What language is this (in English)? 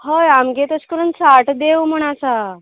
Konkani